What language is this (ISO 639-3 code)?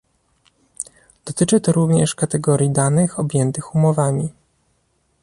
pol